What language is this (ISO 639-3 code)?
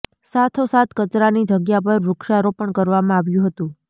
guj